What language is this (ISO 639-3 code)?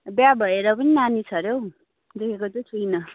nep